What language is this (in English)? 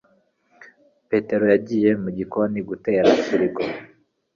Kinyarwanda